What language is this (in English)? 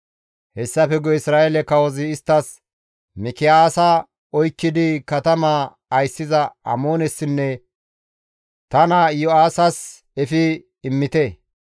Gamo